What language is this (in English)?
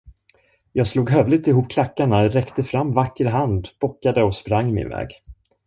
Swedish